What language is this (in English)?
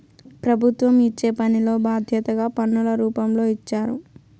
Telugu